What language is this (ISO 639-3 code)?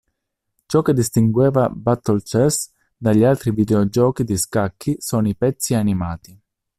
ita